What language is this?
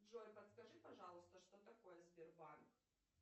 Russian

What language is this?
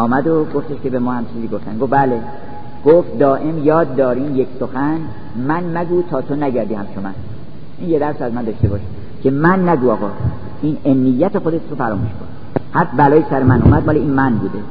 Persian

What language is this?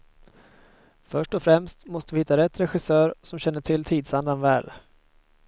Swedish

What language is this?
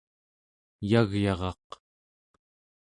Central Yupik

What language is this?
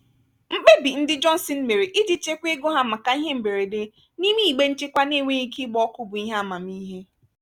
Igbo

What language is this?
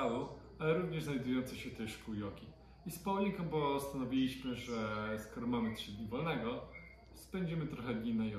Polish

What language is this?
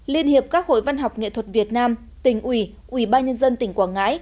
Vietnamese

